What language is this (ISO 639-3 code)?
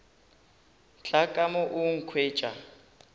nso